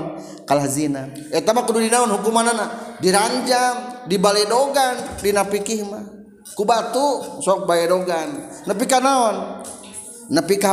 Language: Indonesian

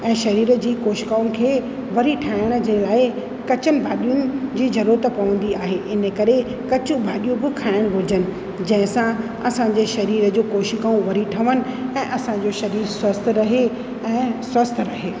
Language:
Sindhi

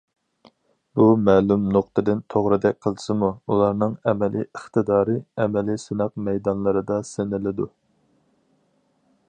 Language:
Uyghur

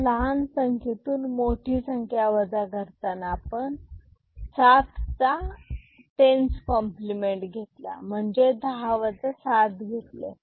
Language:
Marathi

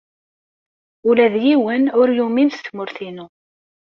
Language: Kabyle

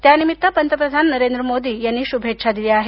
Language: Marathi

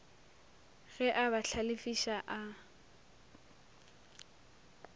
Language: Northern Sotho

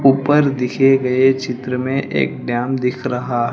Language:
Hindi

